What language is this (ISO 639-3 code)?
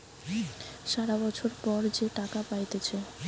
ben